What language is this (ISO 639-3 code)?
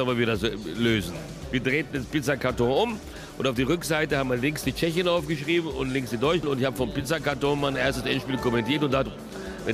deu